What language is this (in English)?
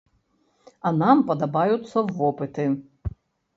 Belarusian